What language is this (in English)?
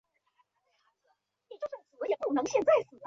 Chinese